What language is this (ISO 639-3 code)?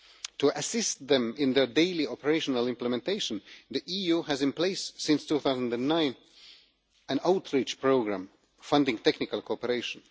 eng